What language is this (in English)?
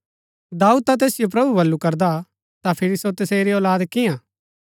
Gaddi